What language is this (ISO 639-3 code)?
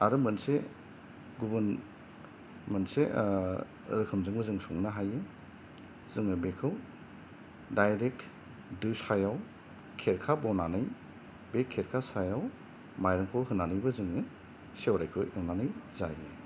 brx